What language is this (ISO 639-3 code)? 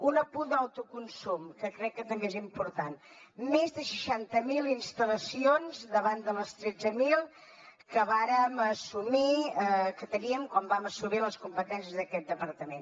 cat